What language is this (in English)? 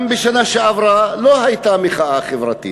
Hebrew